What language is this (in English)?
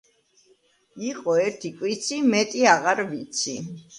Georgian